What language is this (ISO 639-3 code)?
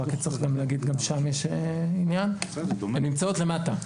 heb